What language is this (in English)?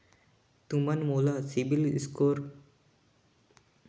Chhattisgarhi